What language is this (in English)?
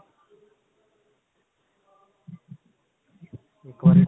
Punjabi